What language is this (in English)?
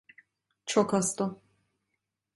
Turkish